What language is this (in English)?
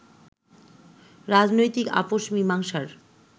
Bangla